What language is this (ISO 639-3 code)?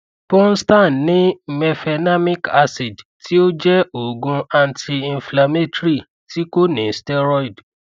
yor